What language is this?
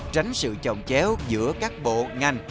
Vietnamese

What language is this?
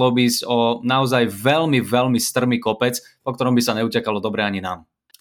Slovak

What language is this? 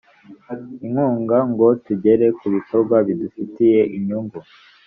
Kinyarwanda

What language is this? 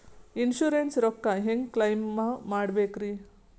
Kannada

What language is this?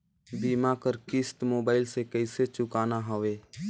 Chhattisgarhi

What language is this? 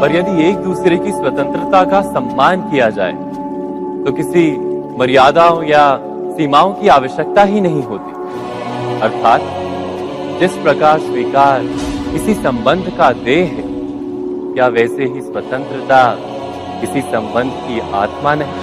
Hindi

